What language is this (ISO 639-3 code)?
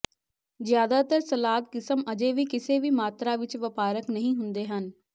pan